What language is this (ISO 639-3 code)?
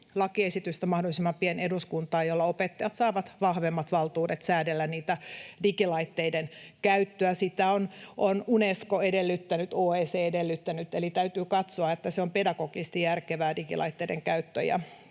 fin